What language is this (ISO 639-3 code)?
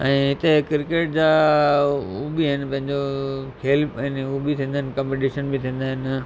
snd